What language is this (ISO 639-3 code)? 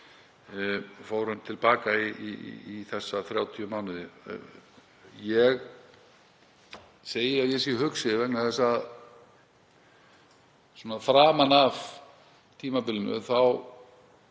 isl